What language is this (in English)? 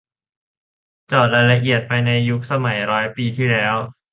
Thai